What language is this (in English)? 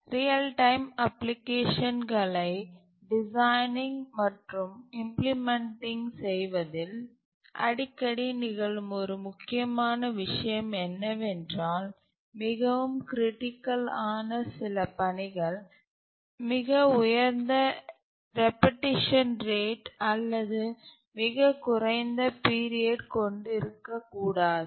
Tamil